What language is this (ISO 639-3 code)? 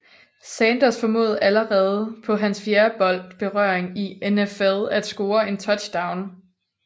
dan